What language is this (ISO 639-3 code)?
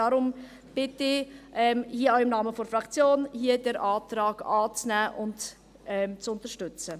gsw